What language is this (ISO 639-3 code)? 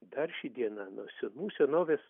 lit